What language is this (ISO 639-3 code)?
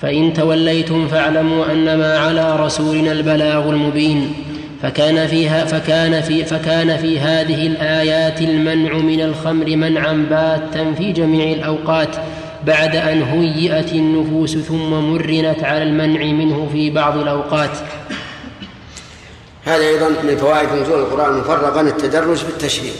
ara